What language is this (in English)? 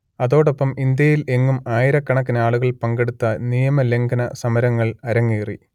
Malayalam